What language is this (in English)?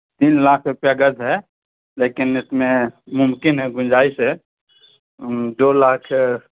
Urdu